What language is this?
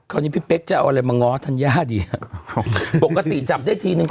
Thai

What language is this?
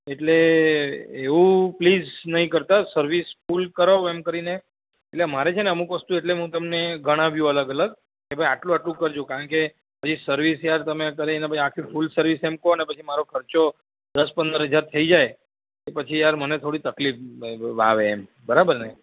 Gujarati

